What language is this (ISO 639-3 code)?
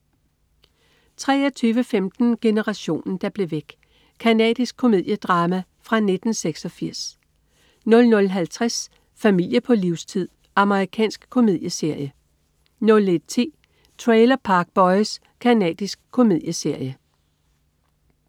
dan